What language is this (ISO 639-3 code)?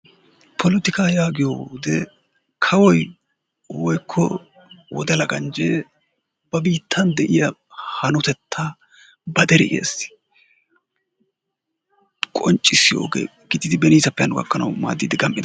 wal